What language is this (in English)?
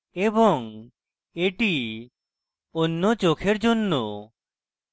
Bangla